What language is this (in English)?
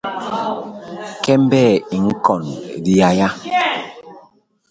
Basaa